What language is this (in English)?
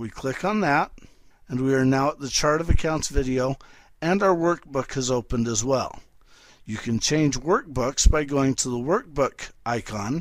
English